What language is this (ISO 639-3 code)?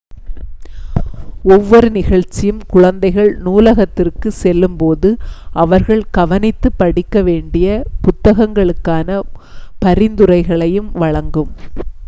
tam